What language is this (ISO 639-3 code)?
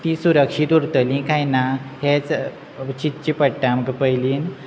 kok